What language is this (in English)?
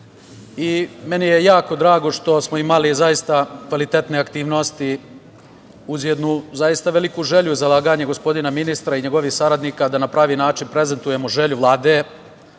Serbian